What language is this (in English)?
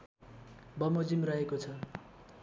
Nepali